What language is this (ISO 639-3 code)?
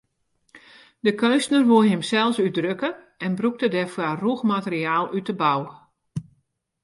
fry